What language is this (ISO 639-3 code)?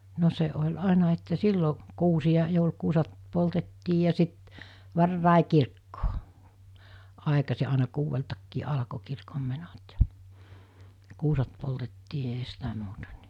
fin